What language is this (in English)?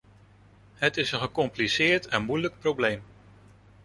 Dutch